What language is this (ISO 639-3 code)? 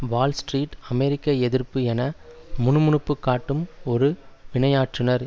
tam